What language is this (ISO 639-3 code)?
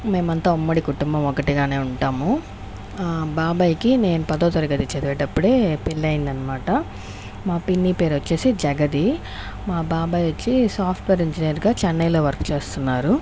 tel